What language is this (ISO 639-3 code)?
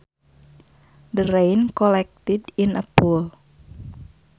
sun